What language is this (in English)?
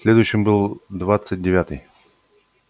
Russian